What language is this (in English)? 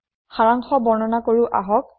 Assamese